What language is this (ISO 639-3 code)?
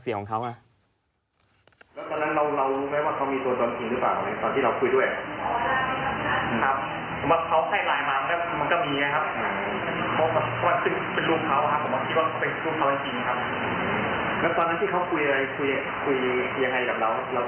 tha